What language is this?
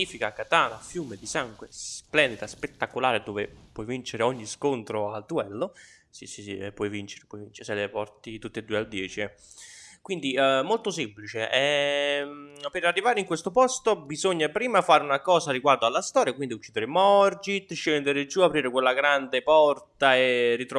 Italian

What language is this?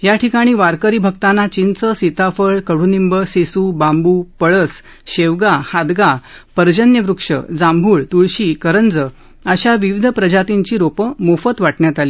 Marathi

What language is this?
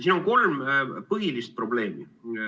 Estonian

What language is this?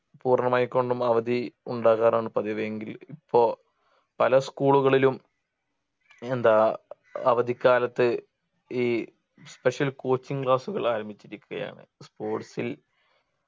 Malayalam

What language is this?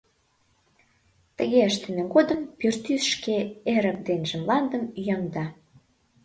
Mari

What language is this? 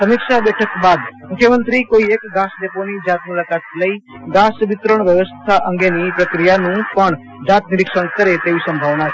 Gujarati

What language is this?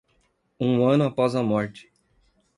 Portuguese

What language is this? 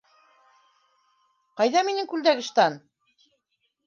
Bashkir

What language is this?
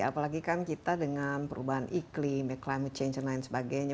Indonesian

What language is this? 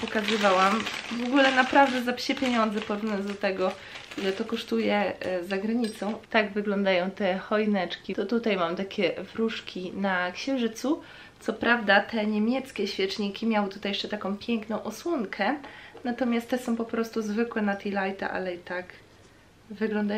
Polish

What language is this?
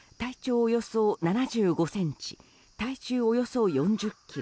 Japanese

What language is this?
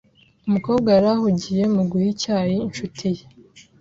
Kinyarwanda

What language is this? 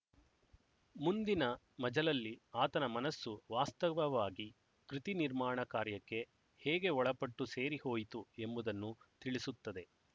Kannada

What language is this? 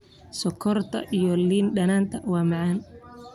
Somali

